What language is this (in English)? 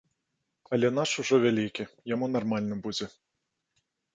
Belarusian